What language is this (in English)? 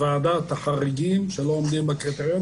Hebrew